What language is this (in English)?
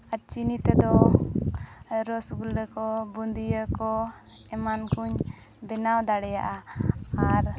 Santali